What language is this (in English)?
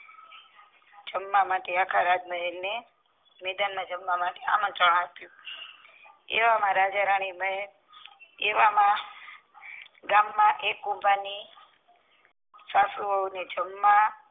Gujarati